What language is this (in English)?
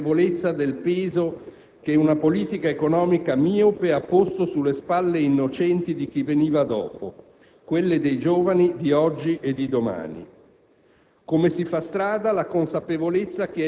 Italian